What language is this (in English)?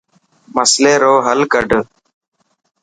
Dhatki